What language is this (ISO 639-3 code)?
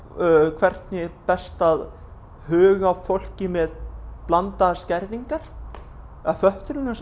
isl